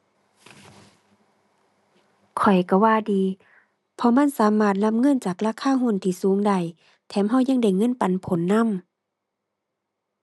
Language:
Thai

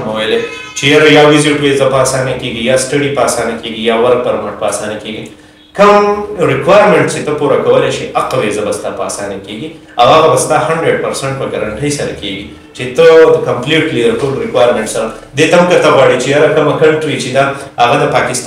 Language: Romanian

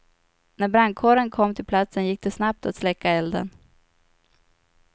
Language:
Swedish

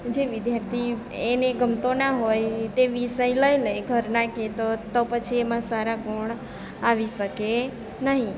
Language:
Gujarati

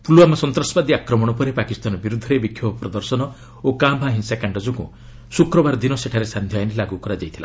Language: Odia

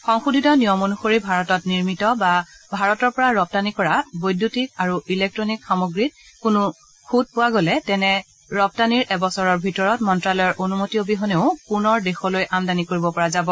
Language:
Assamese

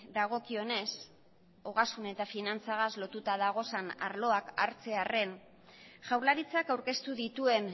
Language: Basque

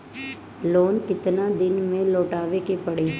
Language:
Bhojpuri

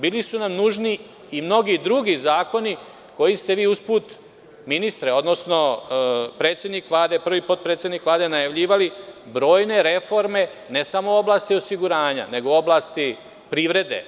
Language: Serbian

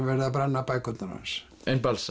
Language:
Icelandic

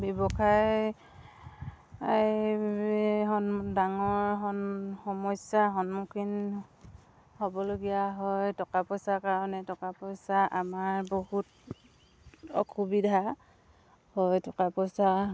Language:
Assamese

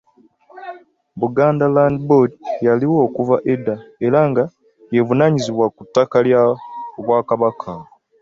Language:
Ganda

